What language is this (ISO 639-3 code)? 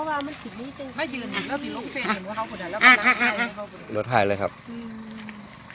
tha